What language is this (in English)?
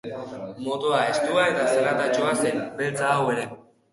Basque